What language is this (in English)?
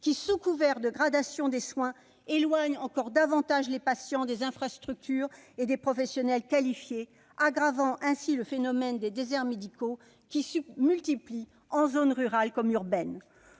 French